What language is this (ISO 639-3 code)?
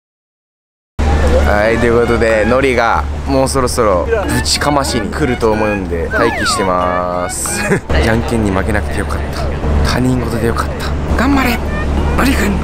jpn